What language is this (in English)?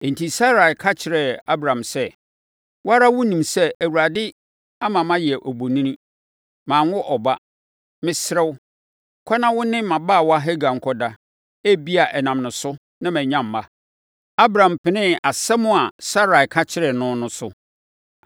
Akan